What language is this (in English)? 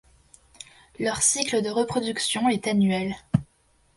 French